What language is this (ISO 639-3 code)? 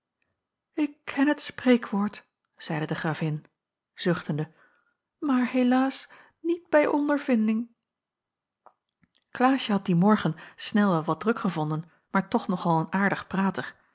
nld